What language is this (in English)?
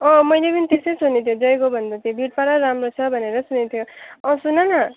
Nepali